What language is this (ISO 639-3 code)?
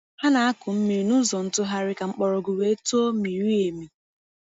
ibo